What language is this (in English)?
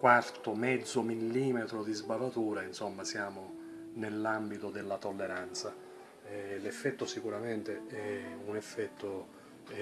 Italian